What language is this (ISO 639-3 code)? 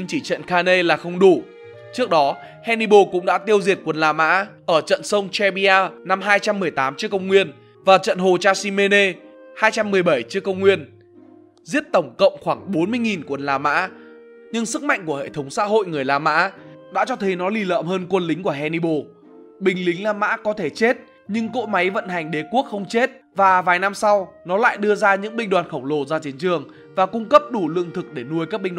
vie